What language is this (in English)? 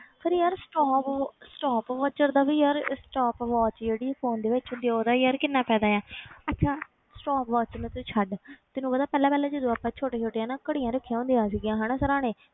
Punjabi